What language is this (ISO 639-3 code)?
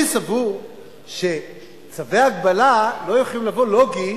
heb